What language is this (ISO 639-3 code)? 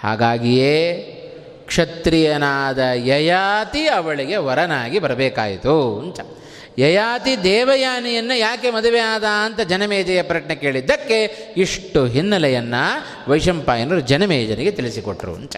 kan